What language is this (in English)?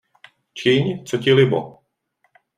Czech